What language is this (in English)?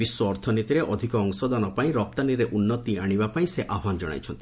Odia